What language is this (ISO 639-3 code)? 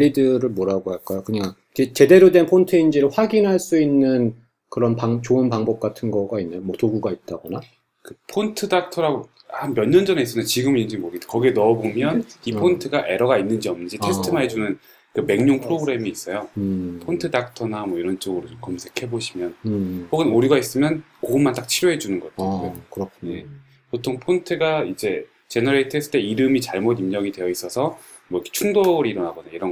kor